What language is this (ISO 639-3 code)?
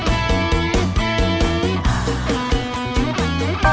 ind